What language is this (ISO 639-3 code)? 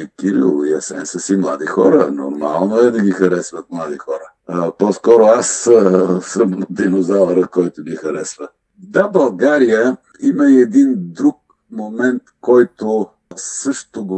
bul